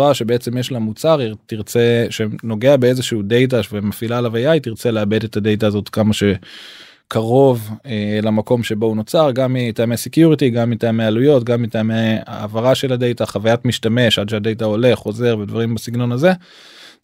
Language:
Hebrew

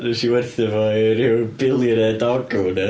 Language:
Welsh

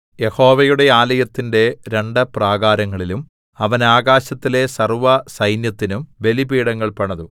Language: Malayalam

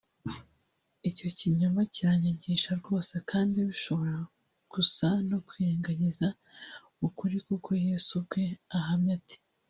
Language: Kinyarwanda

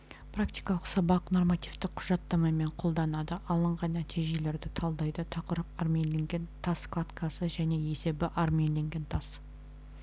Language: Kazakh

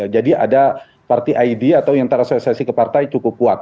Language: Indonesian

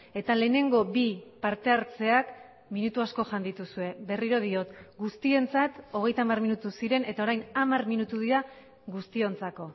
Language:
Basque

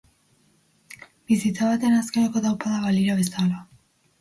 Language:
Basque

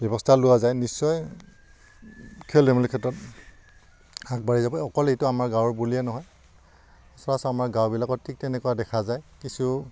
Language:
Assamese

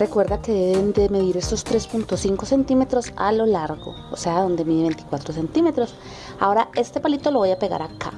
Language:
Spanish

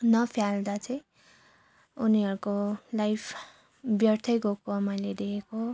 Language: Nepali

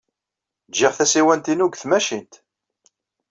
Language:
Kabyle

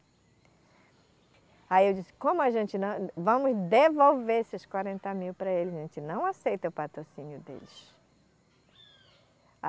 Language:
Portuguese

